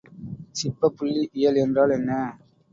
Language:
Tamil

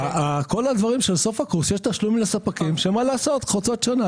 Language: Hebrew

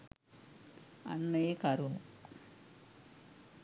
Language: Sinhala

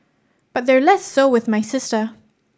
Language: English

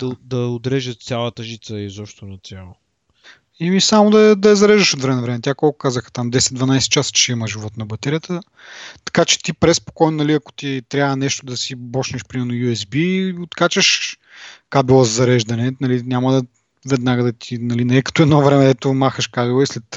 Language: Bulgarian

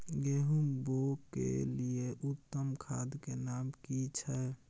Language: Maithili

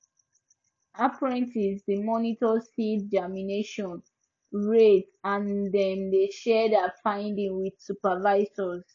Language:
Nigerian Pidgin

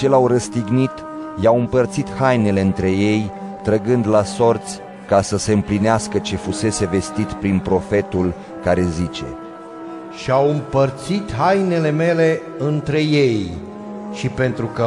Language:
Romanian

